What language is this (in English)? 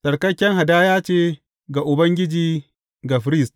Hausa